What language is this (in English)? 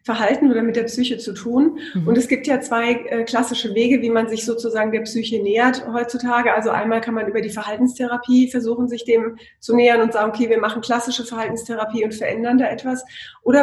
German